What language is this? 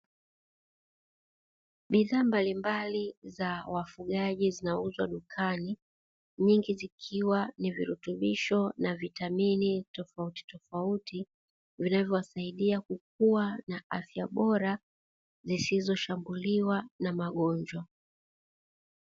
Swahili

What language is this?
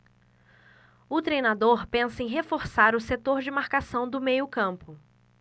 Portuguese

